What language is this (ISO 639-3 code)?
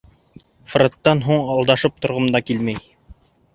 bak